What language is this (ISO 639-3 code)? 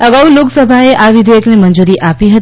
guj